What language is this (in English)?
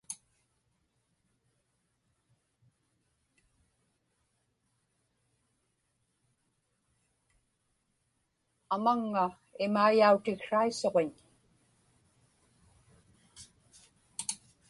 Inupiaq